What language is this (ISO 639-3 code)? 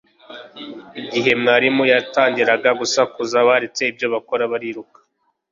kin